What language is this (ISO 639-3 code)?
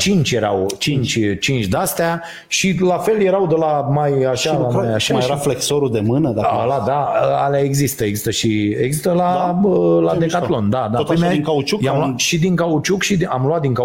ron